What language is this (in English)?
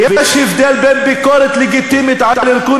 Hebrew